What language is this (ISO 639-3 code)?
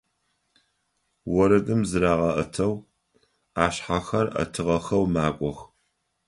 ady